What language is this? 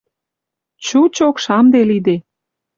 Western Mari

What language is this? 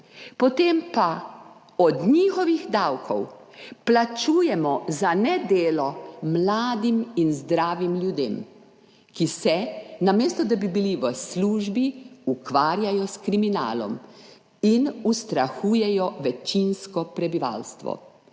Slovenian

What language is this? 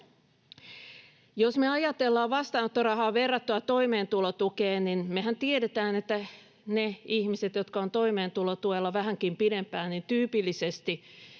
Finnish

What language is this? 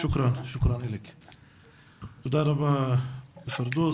Hebrew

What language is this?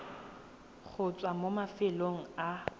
Tswana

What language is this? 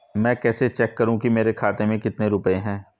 Hindi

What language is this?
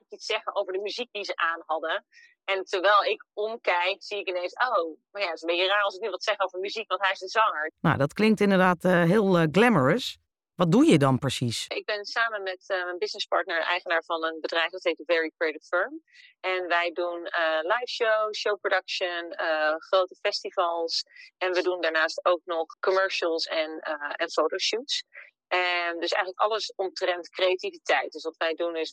Dutch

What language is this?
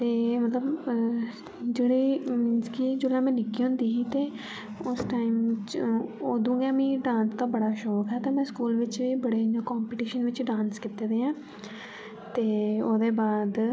Dogri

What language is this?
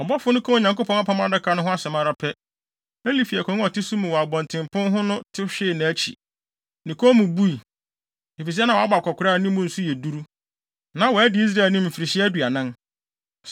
Akan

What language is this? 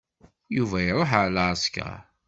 Kabyle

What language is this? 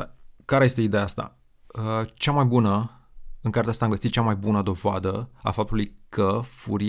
Romanian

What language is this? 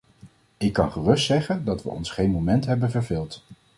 Dutch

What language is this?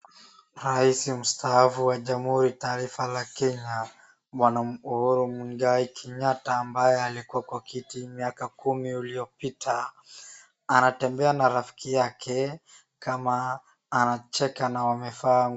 Swahili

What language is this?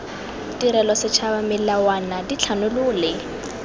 Tswana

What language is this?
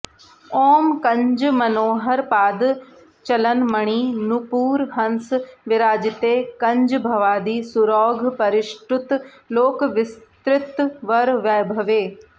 Sanskrit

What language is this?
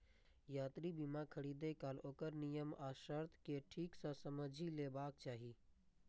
Maithili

